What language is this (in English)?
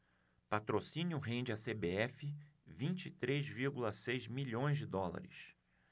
Portuguese